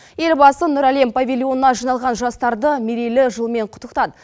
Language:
Kazakh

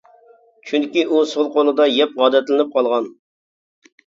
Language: Uyghur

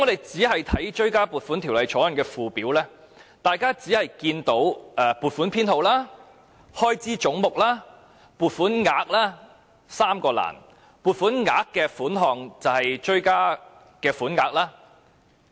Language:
Cantonese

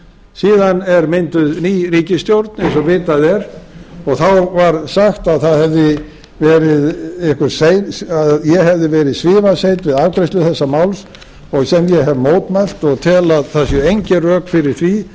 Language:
Icelandic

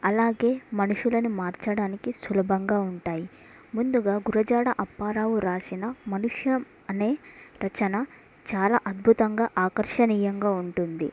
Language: Telugu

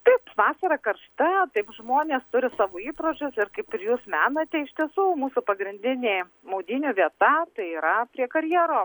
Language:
Lithuanian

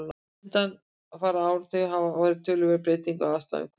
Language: Icelandic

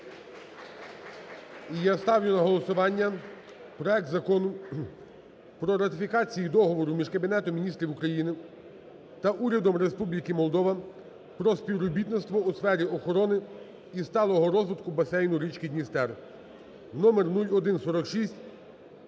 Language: Ukrainian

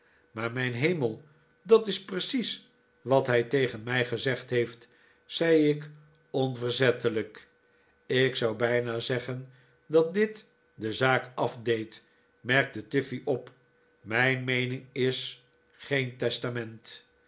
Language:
Dutch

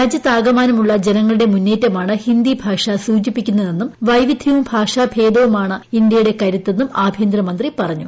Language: Malayalam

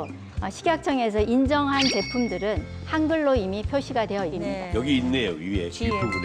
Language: Korean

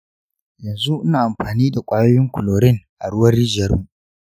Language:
Hausa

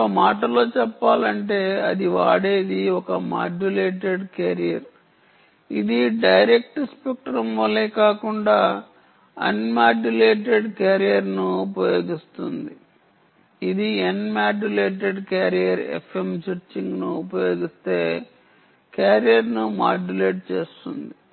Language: Telugu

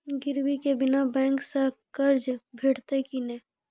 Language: Maithili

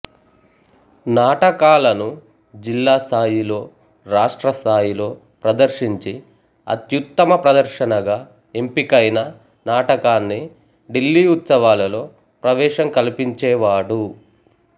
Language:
Telugu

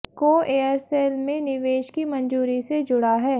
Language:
Hindi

